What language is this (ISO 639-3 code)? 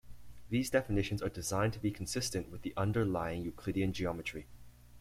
eng